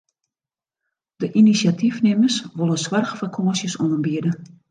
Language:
Western Frisian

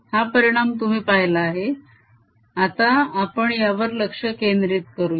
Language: Marathi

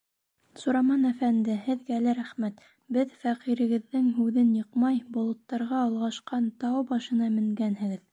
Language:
Bashkir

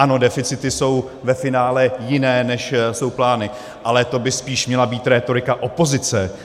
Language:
Czech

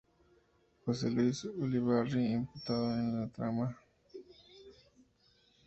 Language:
Spanish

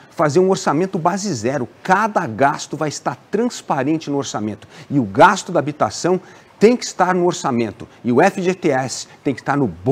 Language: Portuguese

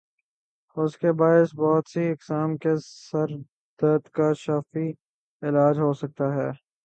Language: Urdu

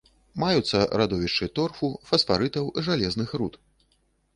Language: Belarusian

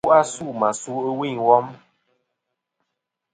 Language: Kom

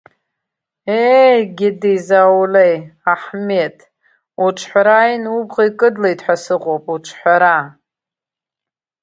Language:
Abkhazian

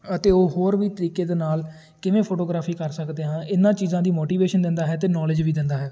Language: Punjabi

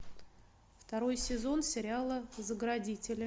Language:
Russian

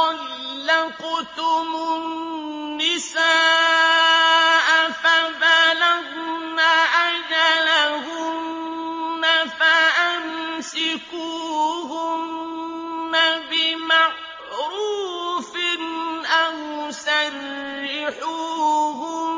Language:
Arabic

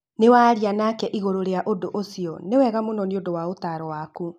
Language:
Kikuyu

